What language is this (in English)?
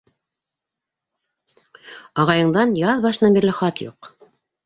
Bashkir